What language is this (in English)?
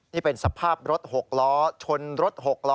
Thai